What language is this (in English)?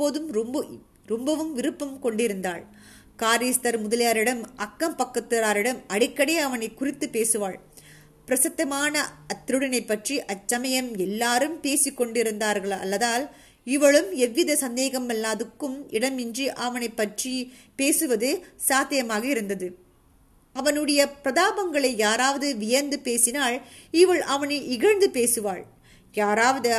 Tamil